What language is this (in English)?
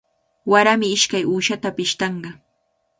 Cajatambo North Lima Quechua